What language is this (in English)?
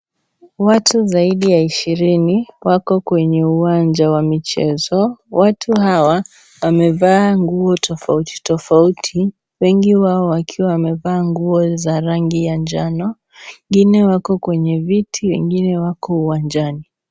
Swahili